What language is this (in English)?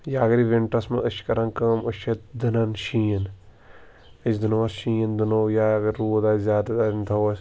Kashmiri